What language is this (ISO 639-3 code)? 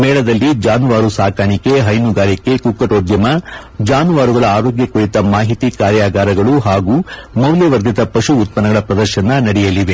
kan